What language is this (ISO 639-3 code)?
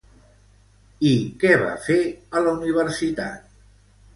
cat